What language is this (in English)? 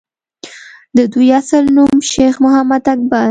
Pashto